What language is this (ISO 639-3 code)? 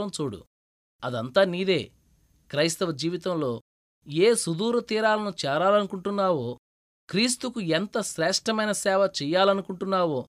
tel